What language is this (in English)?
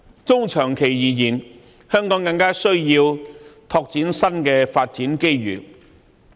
Cantonese